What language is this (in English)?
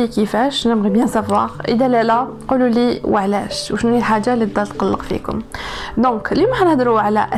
Arabic